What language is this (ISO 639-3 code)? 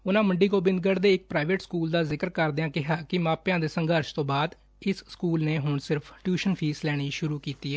pan